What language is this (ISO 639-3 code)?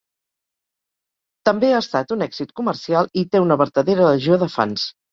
cat